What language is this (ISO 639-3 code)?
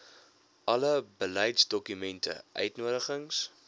afr